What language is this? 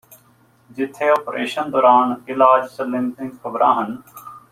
Punjabi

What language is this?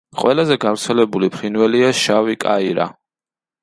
Georgian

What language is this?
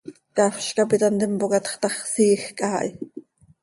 Seri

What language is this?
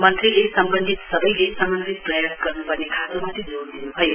Nepali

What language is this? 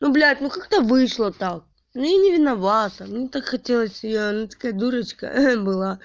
Russian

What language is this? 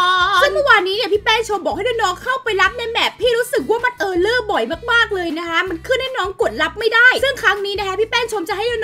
Thai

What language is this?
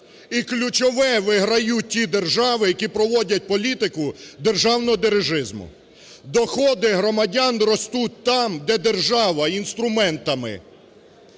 Ukrainian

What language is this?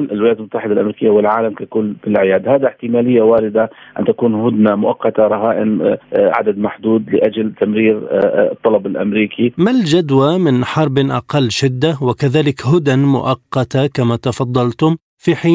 Arabic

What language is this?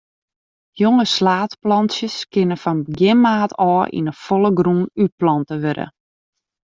Western Frisian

